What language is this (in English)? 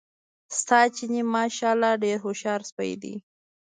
Pashto